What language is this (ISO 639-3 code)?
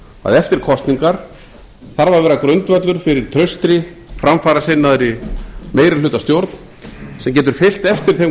isl